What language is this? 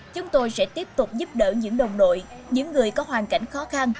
Vietnamese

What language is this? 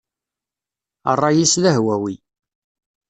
Kabyle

